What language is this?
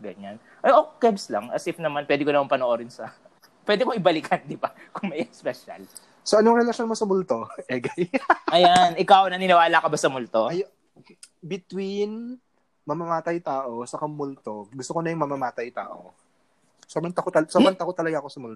Filipino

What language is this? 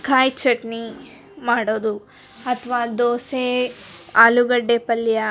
Kannada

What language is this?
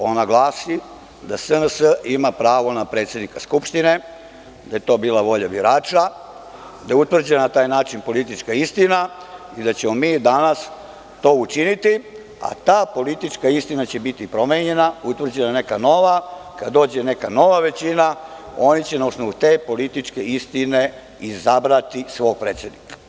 Serbian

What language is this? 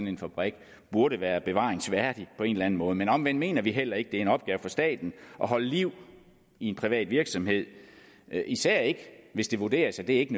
Danish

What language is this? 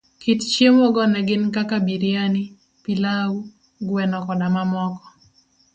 Luo (Kenya and Tanzania)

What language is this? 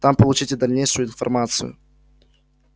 Russian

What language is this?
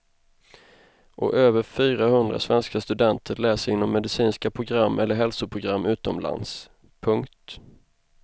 Swedish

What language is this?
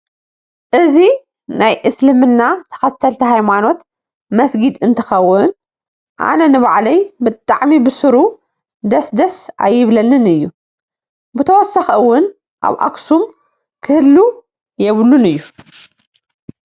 Tigrinya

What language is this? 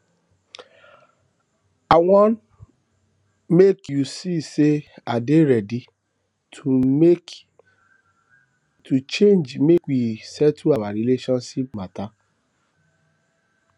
Nigerian Pidgin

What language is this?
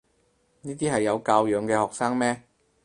Cantonese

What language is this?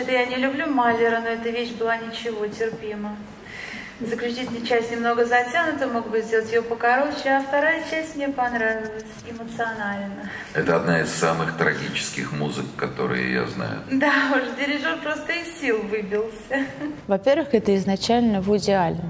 Russian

